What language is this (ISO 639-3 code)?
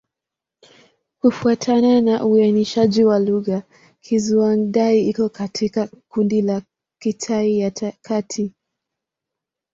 swa